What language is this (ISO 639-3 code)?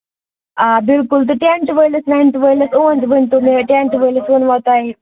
kas